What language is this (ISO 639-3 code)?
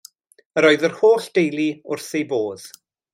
cym